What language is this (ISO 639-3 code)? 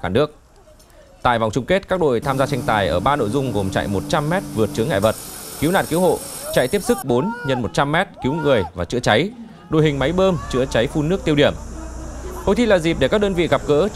vie